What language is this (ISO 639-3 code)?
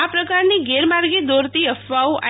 guj